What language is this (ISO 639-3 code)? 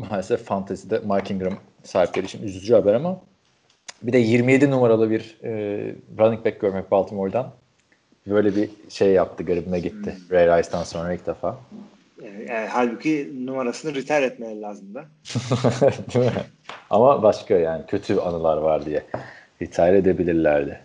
tur